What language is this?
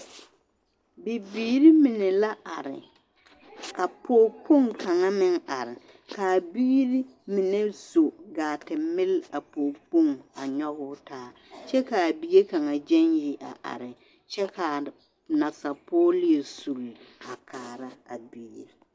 Southern Dagaare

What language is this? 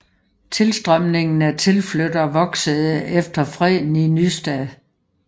Danish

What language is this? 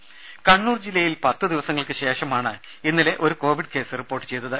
Malayalam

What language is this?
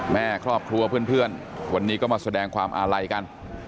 Thai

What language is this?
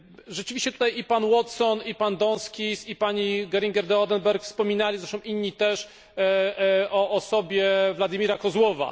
Polish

